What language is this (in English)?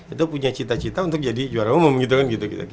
Indonesian